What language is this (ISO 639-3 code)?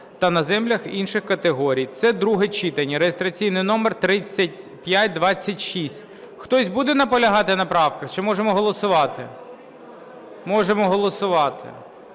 ukr